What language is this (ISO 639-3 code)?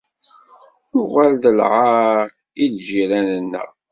kab